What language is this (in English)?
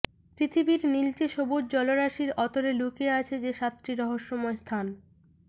Bangla